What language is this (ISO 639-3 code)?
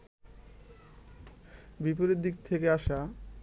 ben